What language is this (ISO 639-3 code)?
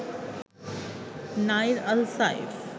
ben